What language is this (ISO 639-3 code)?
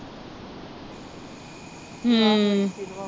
pan